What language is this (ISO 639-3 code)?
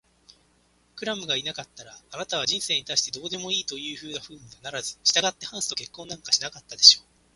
jpn